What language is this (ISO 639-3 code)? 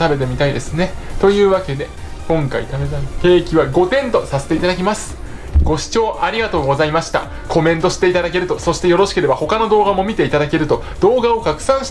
jpn